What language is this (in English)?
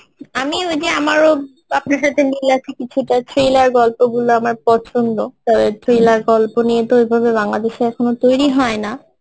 Bangla